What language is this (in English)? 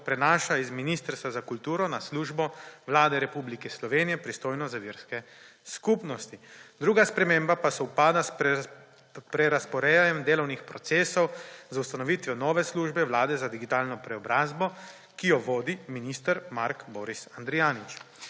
Slovenian